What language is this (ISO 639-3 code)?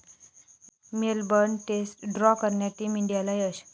mar